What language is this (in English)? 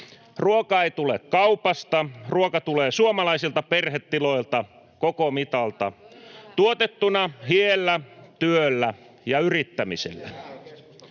Finnish